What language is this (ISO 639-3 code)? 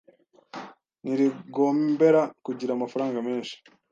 kin